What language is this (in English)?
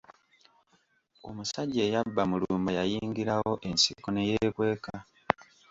Ganda